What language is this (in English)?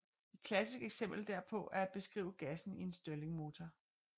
Danish